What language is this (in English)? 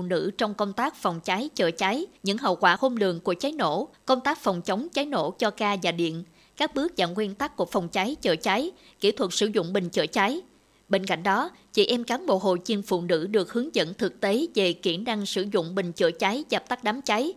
Vietnamese